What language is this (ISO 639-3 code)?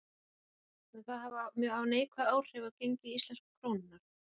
isl